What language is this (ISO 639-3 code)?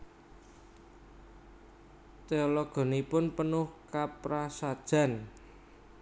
jav